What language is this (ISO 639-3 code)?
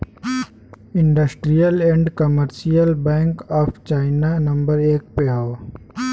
bho